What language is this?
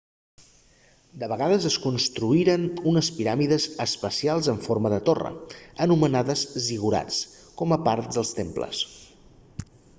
Catalan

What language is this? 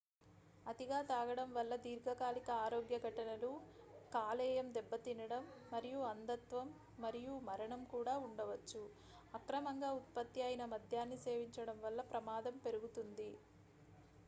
Telugu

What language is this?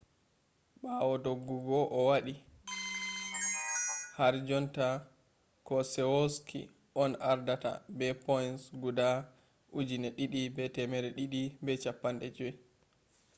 Fula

